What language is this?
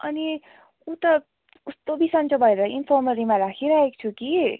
Nepali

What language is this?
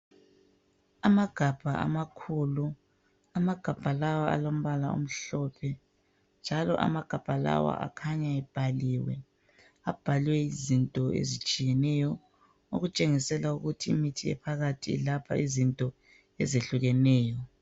North Ndebele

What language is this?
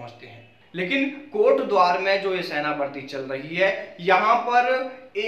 Hindi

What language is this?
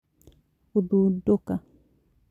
Kikuyu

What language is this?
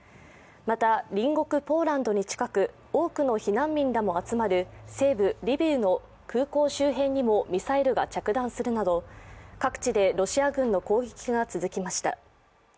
Japanese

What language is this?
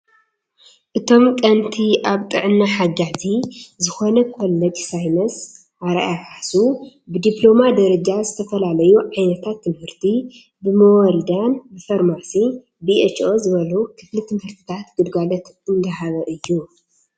Tigrinya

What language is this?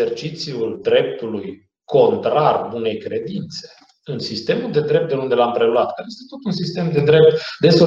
Romanian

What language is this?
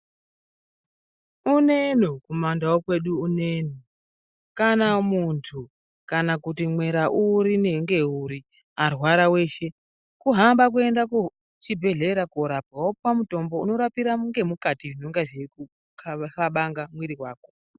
Ndau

